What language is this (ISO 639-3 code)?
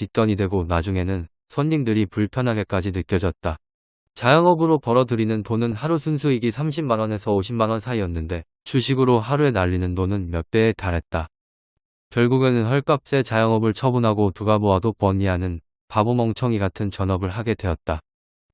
kor